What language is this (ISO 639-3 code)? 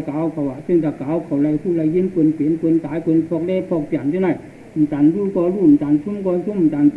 tha